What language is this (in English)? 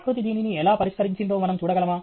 Telugu